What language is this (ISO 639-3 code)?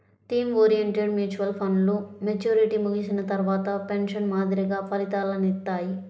tel